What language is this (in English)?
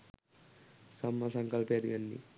Sinhala